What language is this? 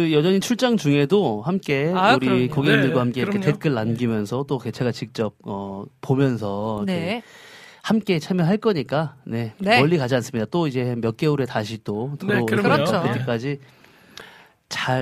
Korean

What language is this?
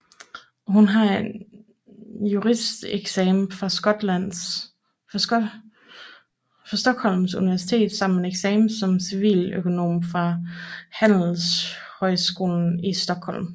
Danish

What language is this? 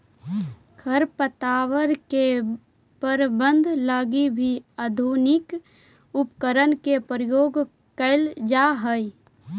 Magahi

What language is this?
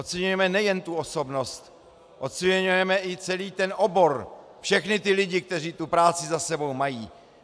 Czech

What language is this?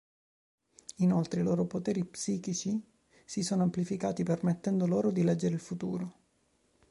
Italian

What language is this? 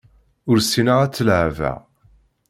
Kabyle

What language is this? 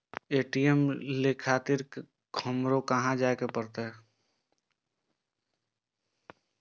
Maithili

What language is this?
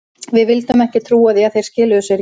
Icelandic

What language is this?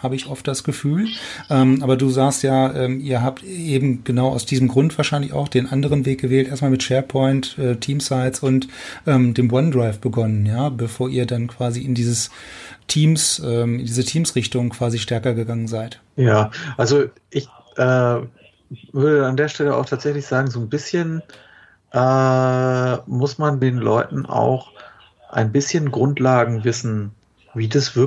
German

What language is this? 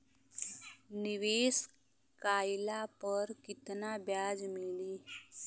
Bhojpuri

